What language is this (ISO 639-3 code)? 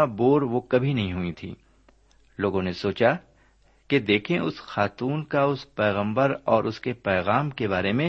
urd